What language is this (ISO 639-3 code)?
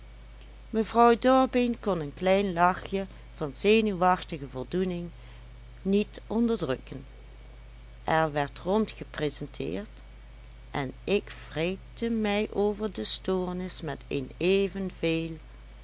nld